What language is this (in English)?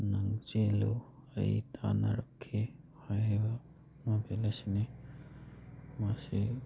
Manipuri